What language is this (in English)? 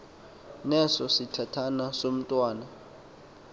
Xhosa